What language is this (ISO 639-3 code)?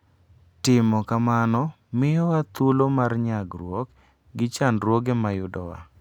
luo